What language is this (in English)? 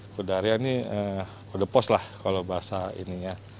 Indonesian